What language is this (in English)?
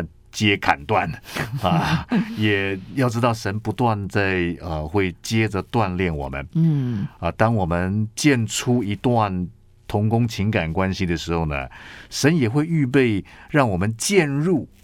Chinese